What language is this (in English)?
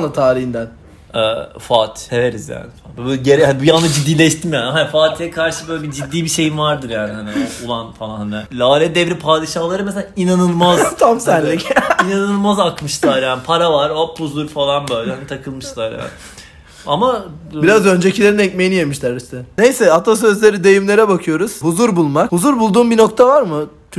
Turkish